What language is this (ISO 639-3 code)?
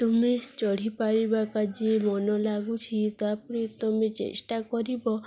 ori